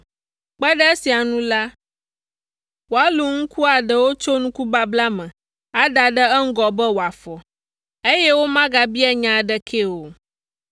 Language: Ewe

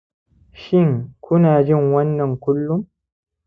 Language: Hausa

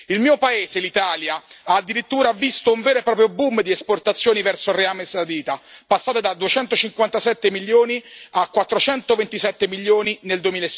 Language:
Italian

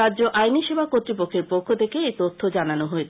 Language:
Bangla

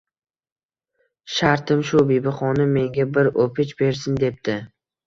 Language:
Uzbek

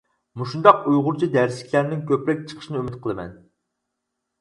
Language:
Uyghur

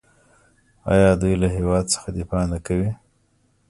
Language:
Pashto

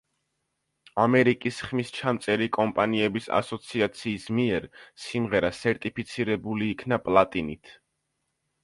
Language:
Georgian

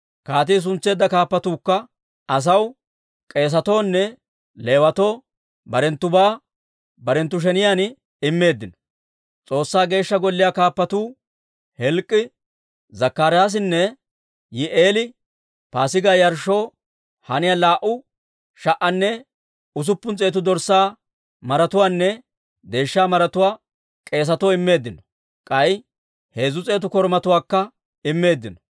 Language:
Dawro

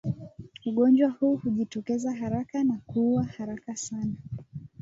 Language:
Swahili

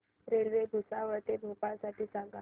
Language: Marathi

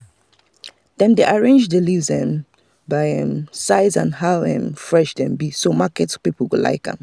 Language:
Nigerian Pidgin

